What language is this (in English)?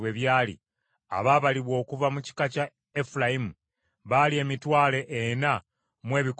Ganda